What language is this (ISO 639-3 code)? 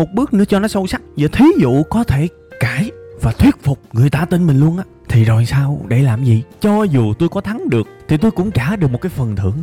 vie